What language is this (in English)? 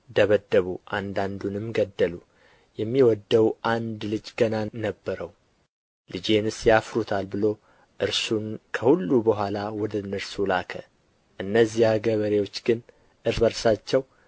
Amharic